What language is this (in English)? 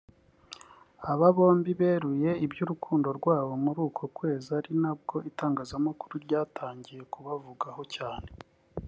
Kinyarwanda